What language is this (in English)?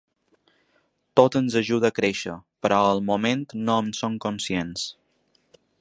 Catalan